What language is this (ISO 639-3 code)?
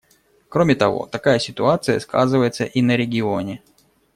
rus